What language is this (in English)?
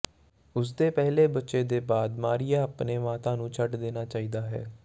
Punjabi